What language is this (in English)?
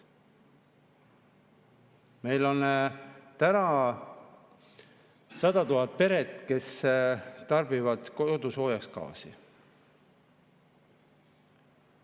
Estonian